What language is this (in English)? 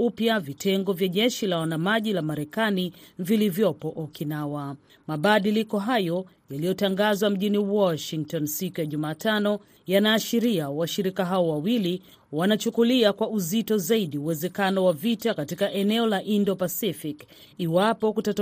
Swahili